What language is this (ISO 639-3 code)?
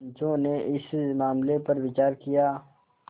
hin